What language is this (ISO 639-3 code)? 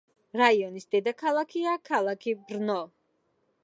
kat